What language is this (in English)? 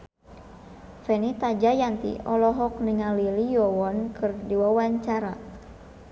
Sundanese